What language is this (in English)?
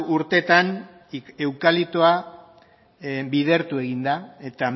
Basque